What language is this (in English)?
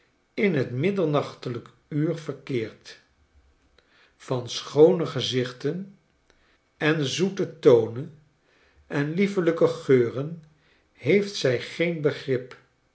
Dutch